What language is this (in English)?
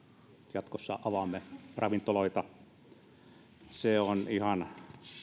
Finnish